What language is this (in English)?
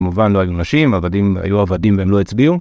Hebrew